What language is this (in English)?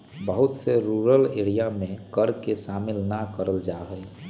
Magahi